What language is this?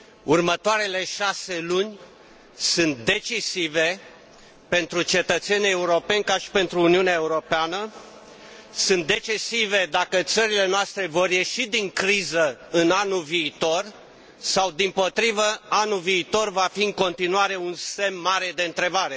Romanian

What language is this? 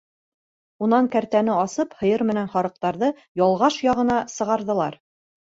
Bashkir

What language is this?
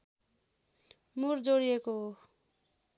Nepali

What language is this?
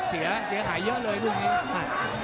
Thai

